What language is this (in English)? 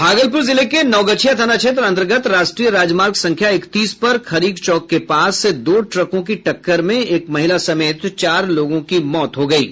Hindi